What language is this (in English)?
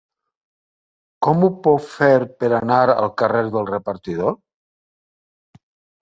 Catalan